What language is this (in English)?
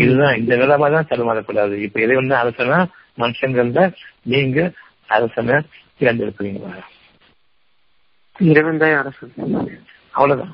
Tamil